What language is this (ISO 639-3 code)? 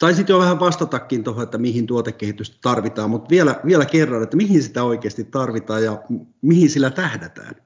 fin